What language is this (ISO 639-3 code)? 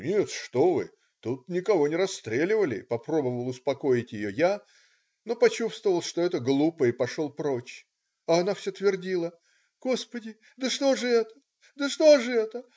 rus